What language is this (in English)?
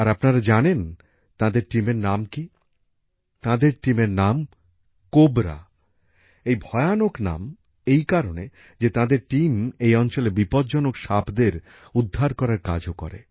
Bangla